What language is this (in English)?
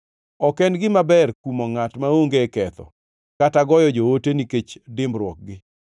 Luo (Kenya and Tanzania)